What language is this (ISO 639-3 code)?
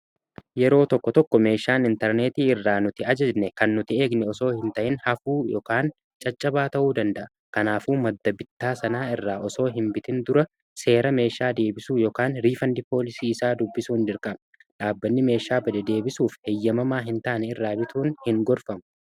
orm